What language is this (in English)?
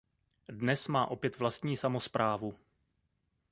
Czech